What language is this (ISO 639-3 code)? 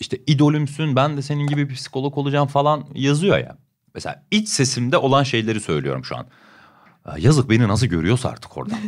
tur